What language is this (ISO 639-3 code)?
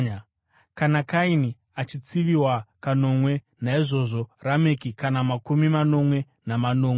sna